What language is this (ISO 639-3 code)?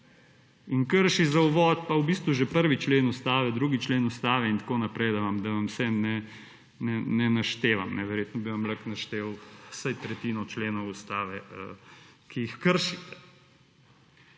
slv